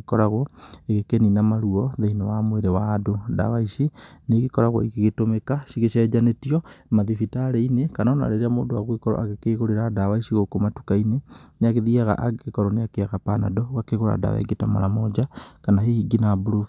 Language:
Kikuyu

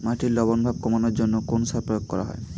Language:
Bangla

